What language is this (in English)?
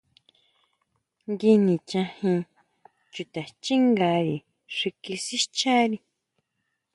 Huautla Mazatec